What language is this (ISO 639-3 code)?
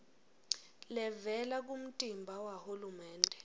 ssw